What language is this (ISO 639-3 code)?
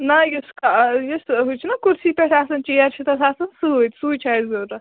kas